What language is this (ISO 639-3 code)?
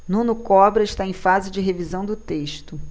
por